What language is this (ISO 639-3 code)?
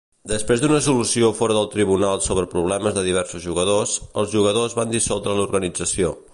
cat